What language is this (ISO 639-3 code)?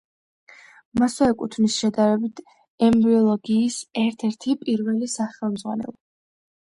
kat